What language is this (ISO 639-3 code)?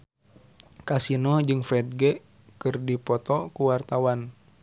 sun